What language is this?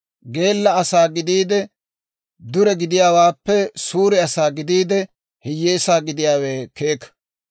Dawro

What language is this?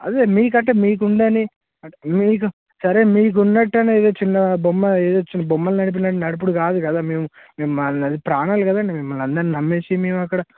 Telugu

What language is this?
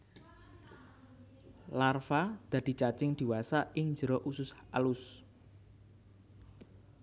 Javanese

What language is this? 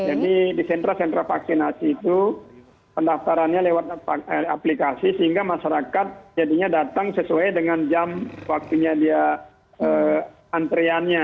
Indonesian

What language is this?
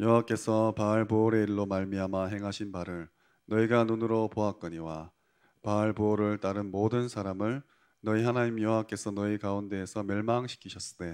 Korean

